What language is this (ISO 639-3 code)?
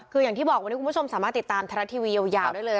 tha